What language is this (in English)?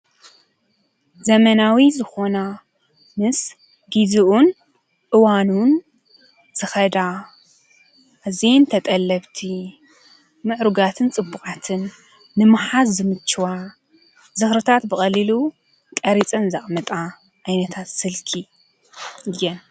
Tigrinya